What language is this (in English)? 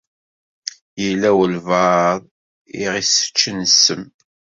Kabyle